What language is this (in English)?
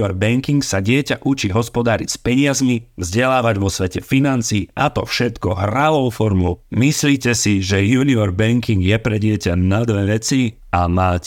Czech